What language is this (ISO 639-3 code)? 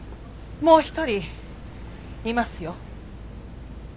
jpn